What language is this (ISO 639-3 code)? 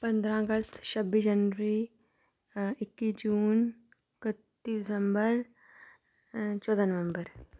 doi